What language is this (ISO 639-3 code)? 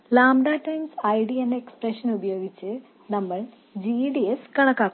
mal